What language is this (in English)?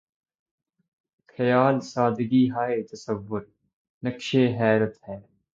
Urdu